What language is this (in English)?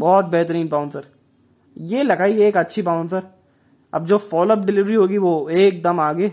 Hindi